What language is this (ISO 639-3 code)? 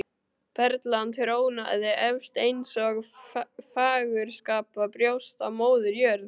isl